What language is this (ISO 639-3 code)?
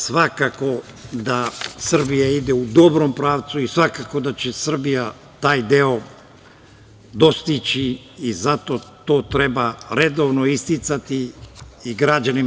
srp